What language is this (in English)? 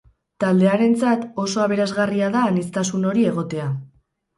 Basque